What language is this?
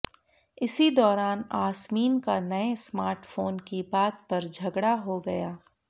Hindi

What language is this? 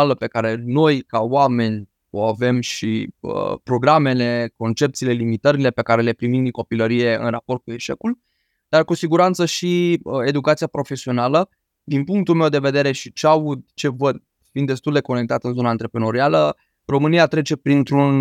Romanian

